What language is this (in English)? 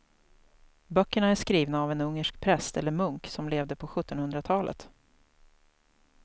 Swedish